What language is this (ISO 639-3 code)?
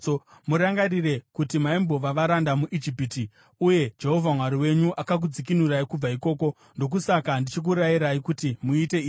sna